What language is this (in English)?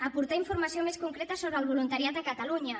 Catalan